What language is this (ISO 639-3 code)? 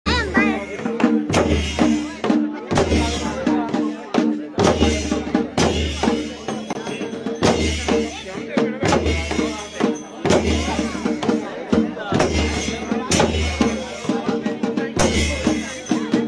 ara